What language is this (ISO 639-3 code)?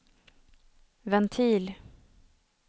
swe